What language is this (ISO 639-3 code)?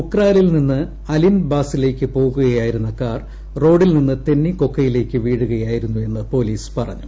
mal